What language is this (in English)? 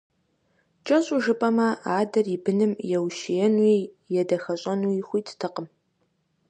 Kabardian